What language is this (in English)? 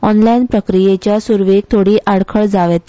Konkani